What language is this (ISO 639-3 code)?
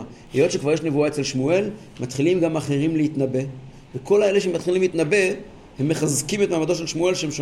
heb